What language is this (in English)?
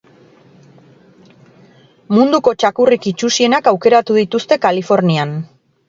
Basque